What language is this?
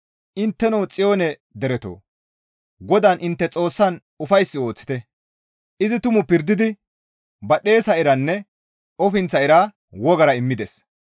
Gamo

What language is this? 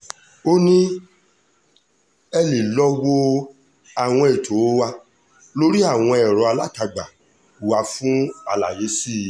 Yoruba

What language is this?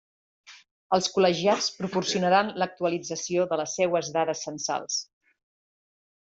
Catalan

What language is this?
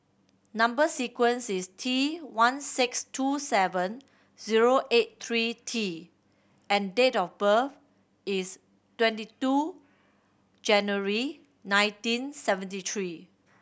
English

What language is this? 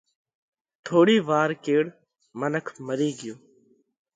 Parkari Koli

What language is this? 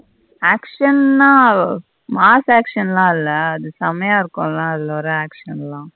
Tamil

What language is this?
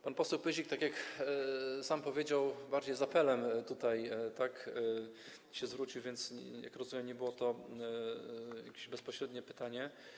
Polish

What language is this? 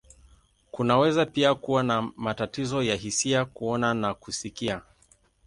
Swahili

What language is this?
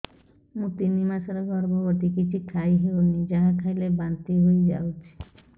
Odia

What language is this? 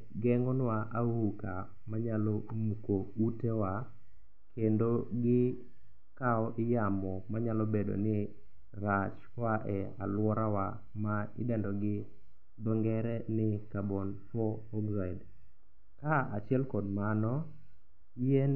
Luo (Kenya and Tanzania)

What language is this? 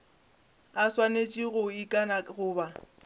Northern Sotho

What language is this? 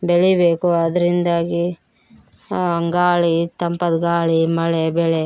Kannada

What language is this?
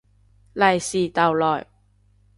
Cantonese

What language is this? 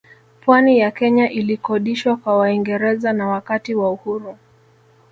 Swahili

